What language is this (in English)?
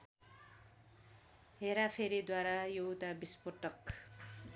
Nepali